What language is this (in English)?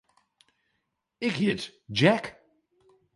Western Frisian